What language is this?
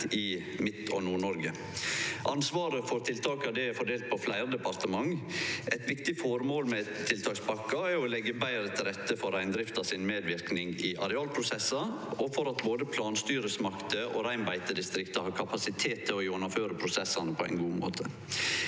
Norwegian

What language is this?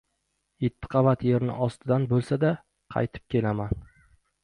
Uzbek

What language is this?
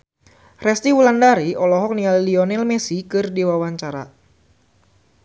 Sundanese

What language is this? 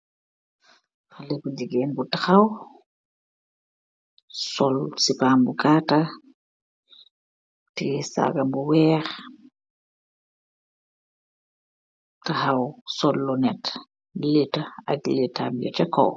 Wolof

